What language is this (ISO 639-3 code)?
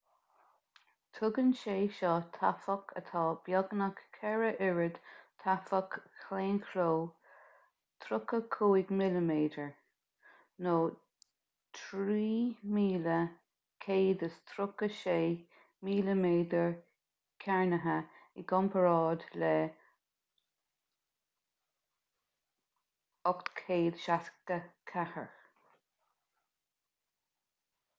gle